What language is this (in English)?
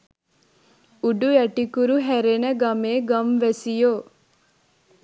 Sinhala